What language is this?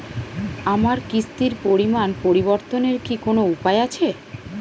Bangla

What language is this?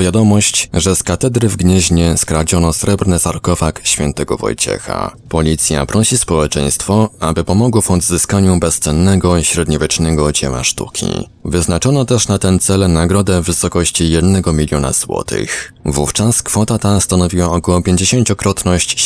Polish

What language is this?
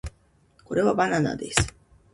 Japanese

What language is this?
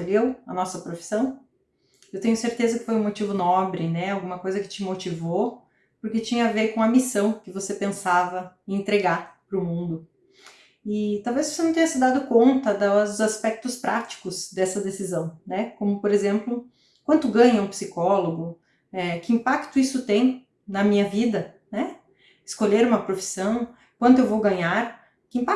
Portuguese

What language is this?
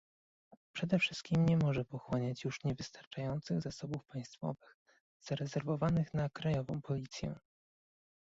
Polish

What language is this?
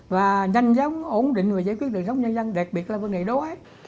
Vietnamese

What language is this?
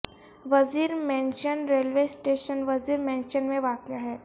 Urdu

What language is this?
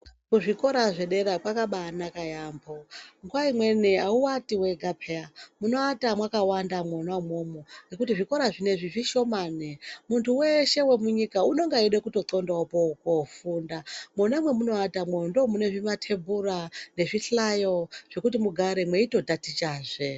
Ndau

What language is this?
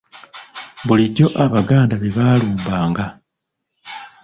Ganda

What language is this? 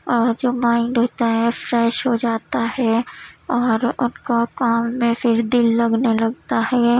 Urdu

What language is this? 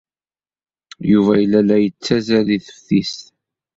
Kabyle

